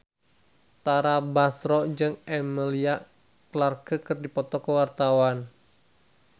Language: Sundanese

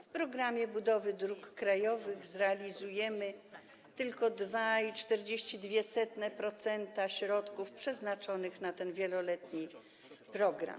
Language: Polish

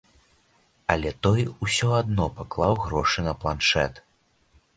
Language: Belarusian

